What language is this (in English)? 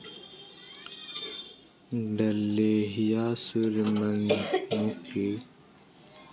Magahi